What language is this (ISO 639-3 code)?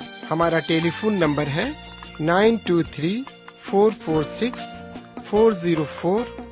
urd